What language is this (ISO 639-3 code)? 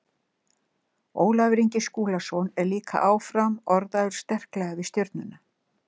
isl